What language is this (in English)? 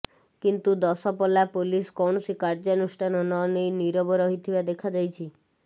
Odia